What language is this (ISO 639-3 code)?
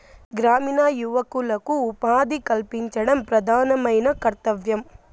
tel